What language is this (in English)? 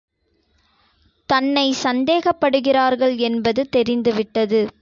Tamil